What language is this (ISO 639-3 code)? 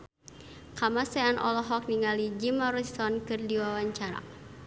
sun